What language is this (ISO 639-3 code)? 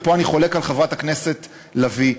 heb